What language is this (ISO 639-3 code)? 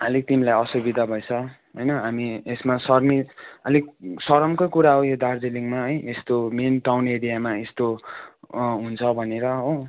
nep